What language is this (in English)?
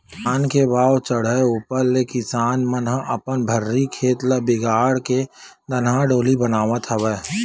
Chhattisgarhi